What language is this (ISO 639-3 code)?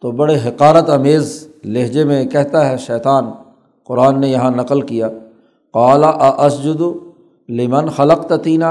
urd